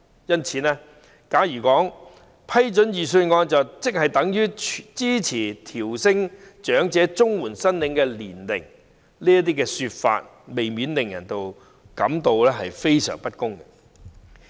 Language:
Cantonese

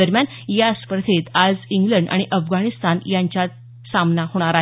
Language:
Marathi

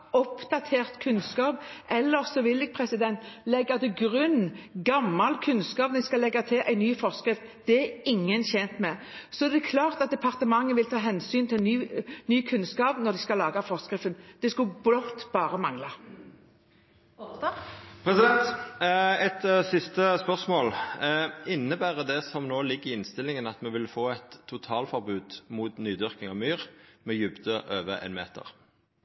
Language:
Norwegian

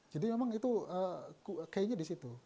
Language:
Indonesian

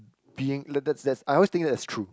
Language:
English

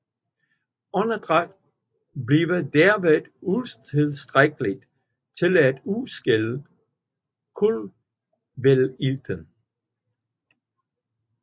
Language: Danish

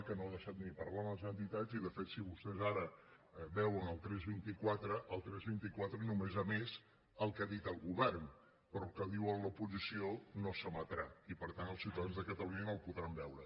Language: Catalan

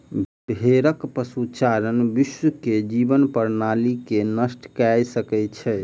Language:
Maithili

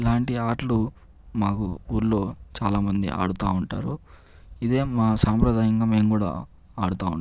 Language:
Telugu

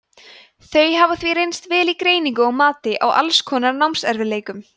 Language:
Icelandic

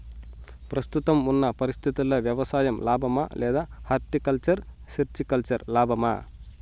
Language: Telugu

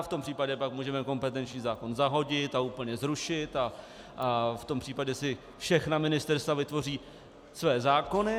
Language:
Czech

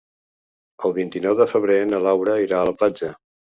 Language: Catalan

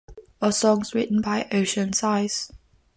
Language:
English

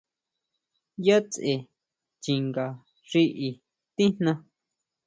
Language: Huautla Mazatec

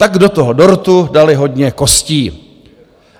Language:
Czech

